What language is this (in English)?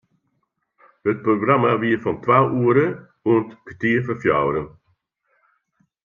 Western Frisian